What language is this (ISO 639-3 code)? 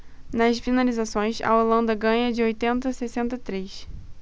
por